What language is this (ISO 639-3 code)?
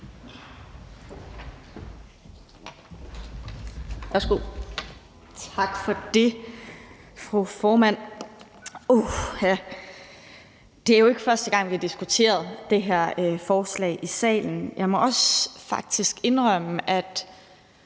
dan